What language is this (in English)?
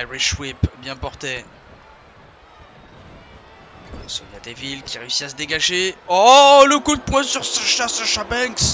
French